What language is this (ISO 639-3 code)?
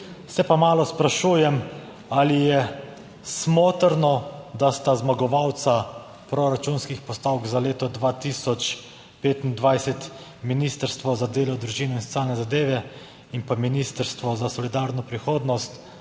slv